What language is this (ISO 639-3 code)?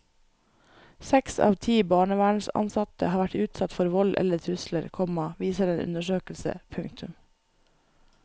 nor